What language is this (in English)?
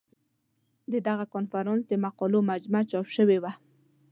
Pashto